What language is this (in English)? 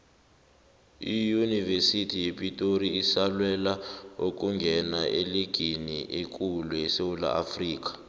South Ndebele